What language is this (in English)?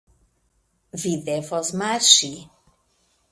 Esperanto